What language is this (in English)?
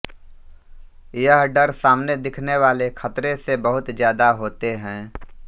Hindi